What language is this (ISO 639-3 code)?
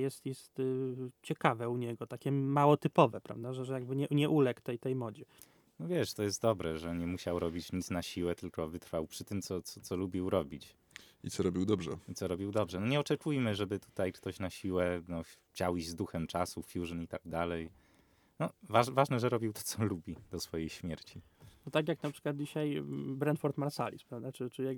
pol